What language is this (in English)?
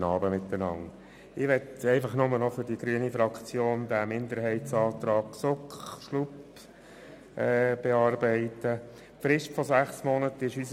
Swiss German